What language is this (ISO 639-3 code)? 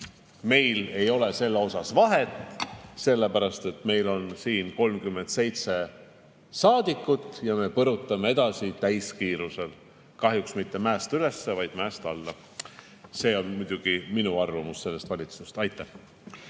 est